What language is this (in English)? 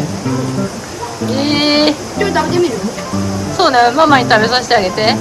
Japanese